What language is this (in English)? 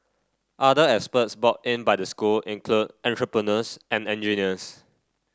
English